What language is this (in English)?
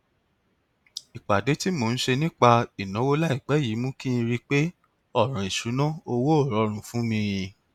Yoruba